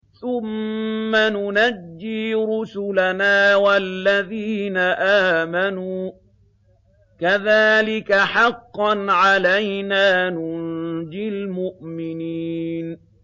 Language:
Arabic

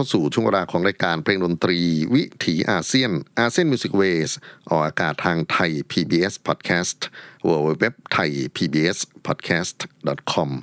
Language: Thai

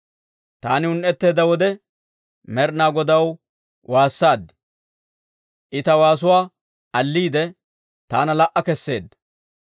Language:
Dawro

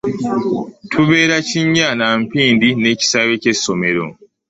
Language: Ganda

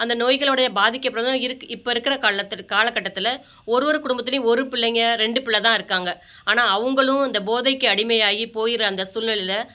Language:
Tamil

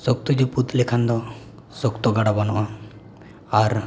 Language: Santali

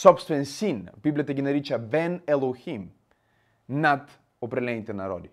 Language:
Bulgarian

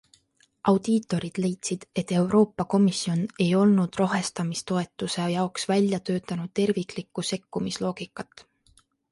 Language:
Estonian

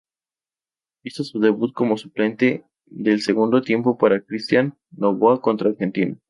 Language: Spanish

